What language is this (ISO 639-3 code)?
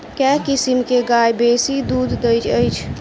mai